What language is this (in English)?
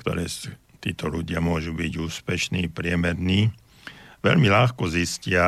Slovak